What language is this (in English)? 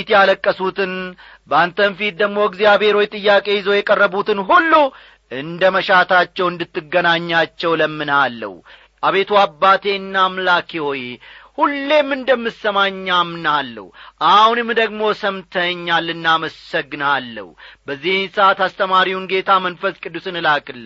Amharic